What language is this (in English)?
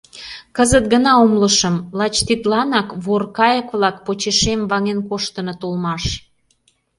Mari